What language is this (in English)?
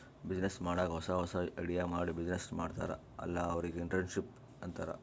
Kannada